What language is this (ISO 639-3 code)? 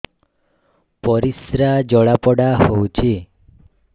ori